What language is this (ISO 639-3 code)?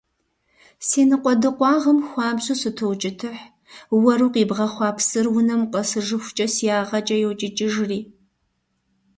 kbd